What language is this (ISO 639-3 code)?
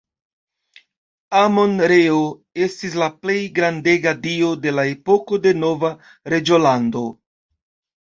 epo